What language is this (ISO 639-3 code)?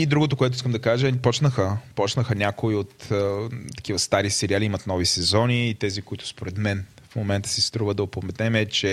bul